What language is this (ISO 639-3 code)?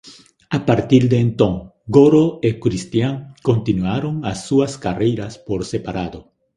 glg